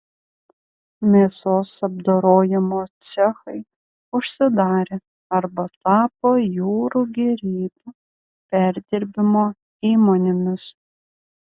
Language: Lithuanian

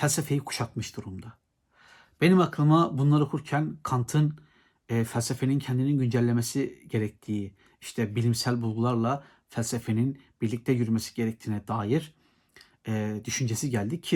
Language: Turkish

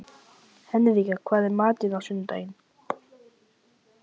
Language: Icelandic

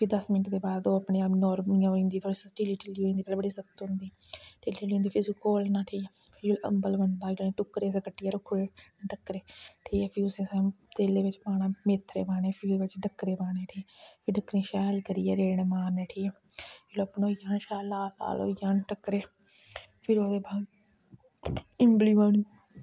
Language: Dogri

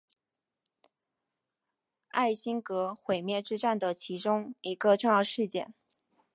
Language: Chinese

